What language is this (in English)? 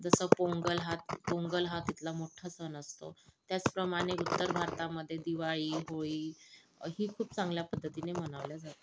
Marathi